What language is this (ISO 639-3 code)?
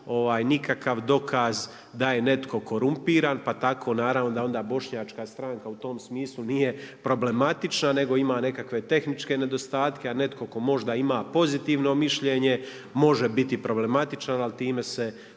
hrv